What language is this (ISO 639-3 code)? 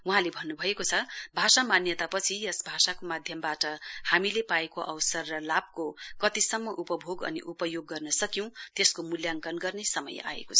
nep